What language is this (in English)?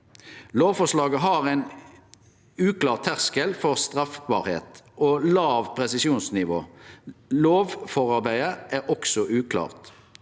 Norwegian